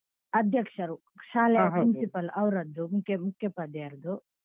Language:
Kannada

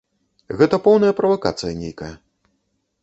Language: Belarusian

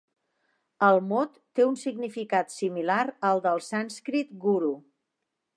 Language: Catalan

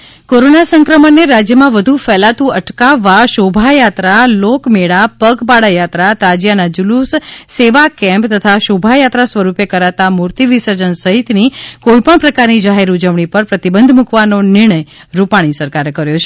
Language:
Gujarati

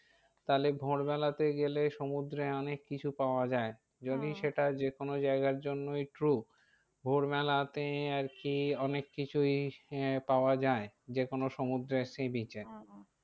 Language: Bangla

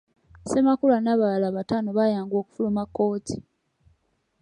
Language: Ganda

